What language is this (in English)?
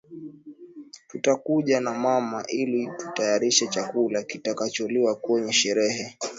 Swahili